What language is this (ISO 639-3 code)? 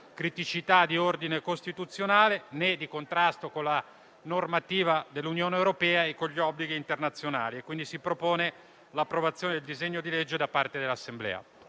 ita